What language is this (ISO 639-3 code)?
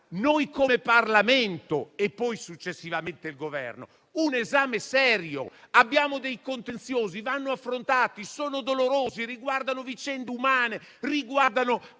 ita